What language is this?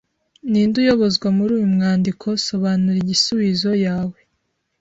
Kinyarwanda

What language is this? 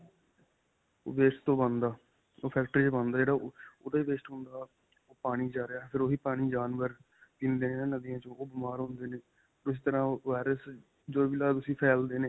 Punjabi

